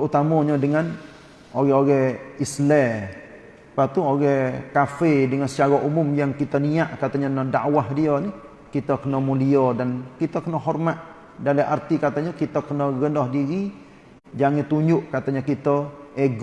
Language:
Malay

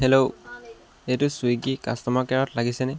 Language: Assamese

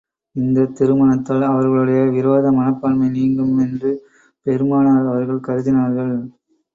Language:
Tamil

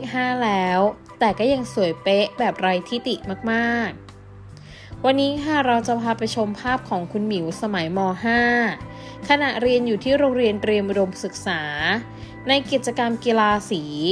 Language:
Thai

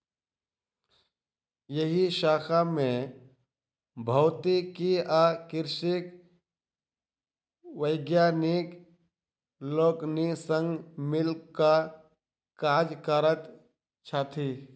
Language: Maithili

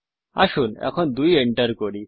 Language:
Bangla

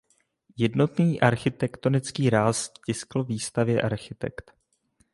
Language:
Czech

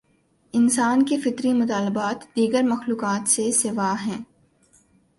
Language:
Urdu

